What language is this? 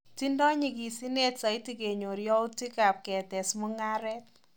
Kalenjin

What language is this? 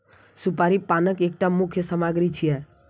Maithili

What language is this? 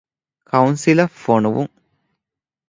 Divehi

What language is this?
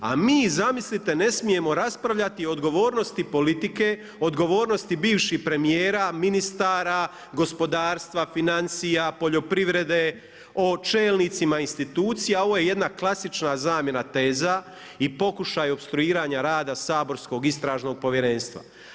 Croatian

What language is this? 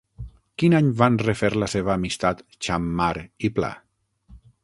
Catalan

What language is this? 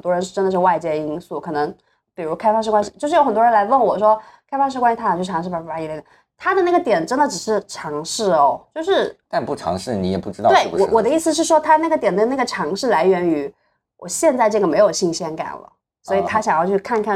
Chinese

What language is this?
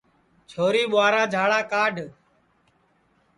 Sansi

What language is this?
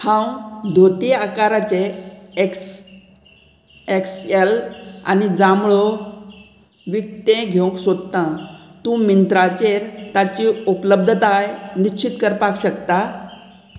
Konkani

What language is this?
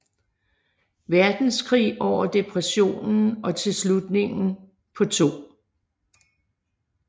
Danish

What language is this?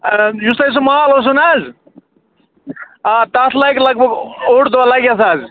Kashmiri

